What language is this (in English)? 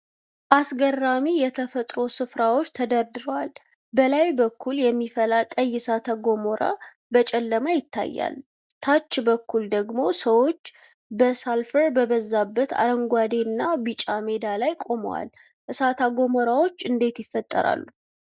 Amharic